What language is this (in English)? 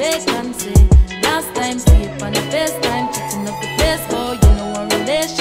English